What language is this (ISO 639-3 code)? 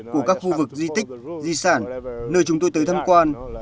vie